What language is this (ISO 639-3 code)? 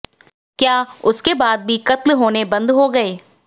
hin